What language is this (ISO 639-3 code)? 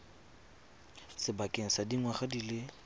tsn